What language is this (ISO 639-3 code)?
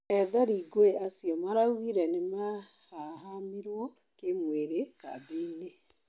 kik